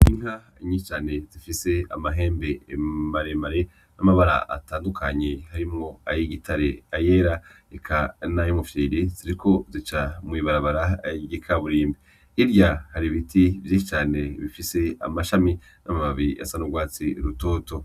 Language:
Rundi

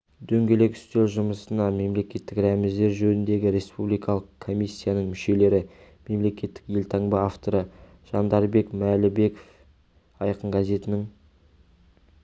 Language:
Kazakh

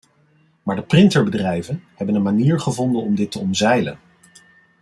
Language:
Dutch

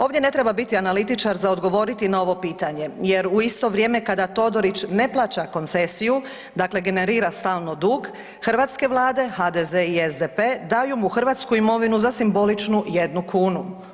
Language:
Croatian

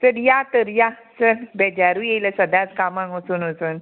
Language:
Konkani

